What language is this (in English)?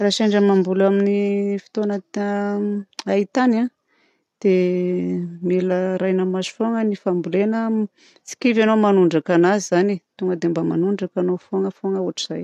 Southern Betsimisaraka Malagasy